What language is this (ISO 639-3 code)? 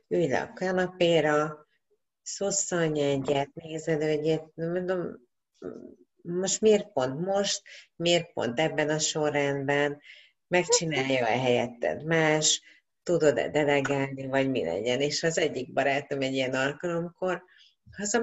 hun